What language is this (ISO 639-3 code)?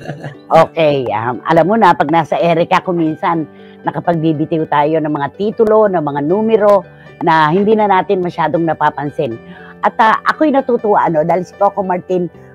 fil